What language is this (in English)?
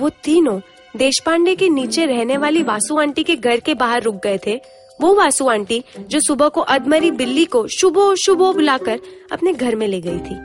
Hindi